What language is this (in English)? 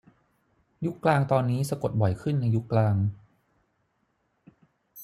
Thai